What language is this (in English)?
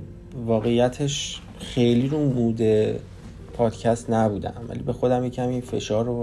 Persian